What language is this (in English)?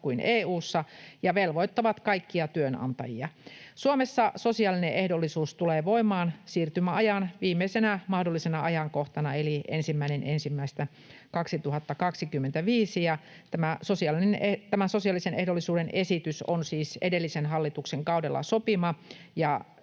Finnish